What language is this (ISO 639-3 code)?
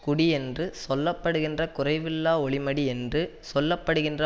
tam